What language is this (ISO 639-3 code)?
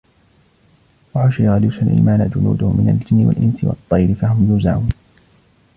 ara